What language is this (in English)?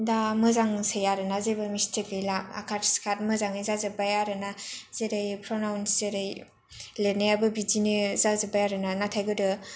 Bodo